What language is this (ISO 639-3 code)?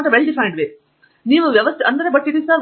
kan